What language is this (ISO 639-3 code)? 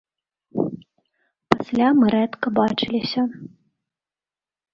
bel